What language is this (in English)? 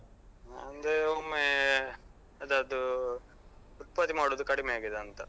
Kannada